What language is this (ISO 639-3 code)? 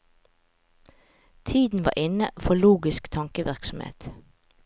nor